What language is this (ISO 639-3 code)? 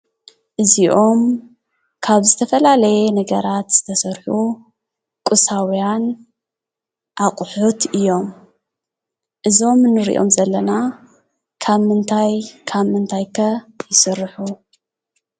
tir